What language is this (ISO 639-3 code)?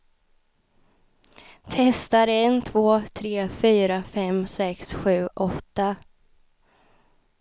swe